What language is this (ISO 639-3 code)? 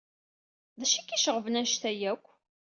kab